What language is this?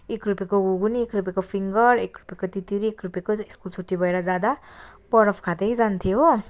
Nepali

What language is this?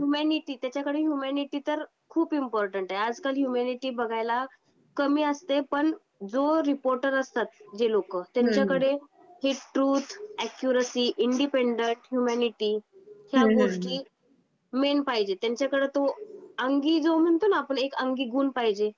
Marathi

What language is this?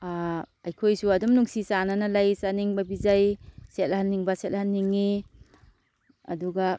Manipuri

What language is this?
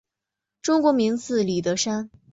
Chinese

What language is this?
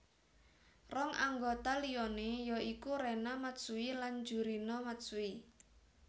Javanese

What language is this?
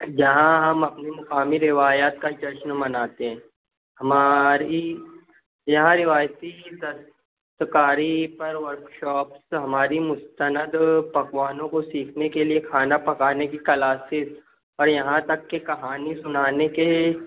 Urdu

